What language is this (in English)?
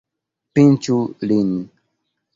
Esperanto